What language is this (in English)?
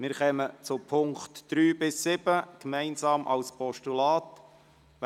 Swiss German